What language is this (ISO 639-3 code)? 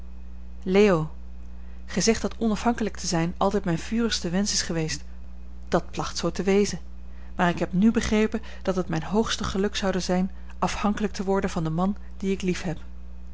nld